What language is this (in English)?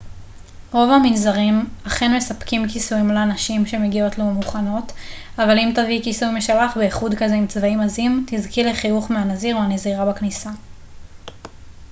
Hebrew